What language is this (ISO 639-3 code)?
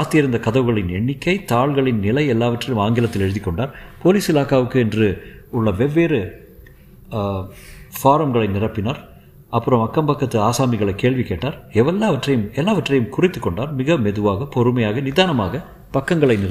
tam